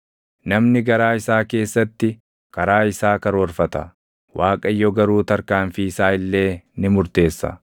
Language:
Oromo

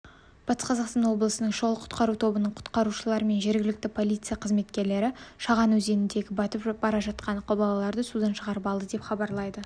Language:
Kazakh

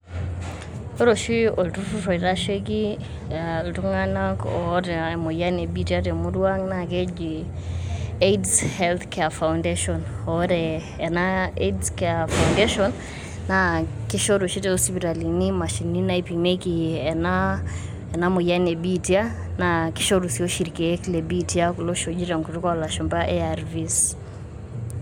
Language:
Masai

